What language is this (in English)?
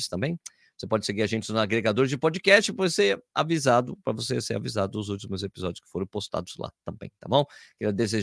Portuguese